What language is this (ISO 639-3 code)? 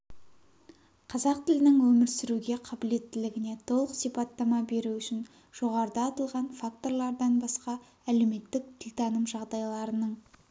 kaz